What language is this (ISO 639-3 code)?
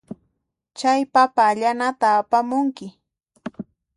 qxp